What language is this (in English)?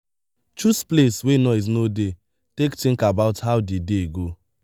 Nigerian Pidgin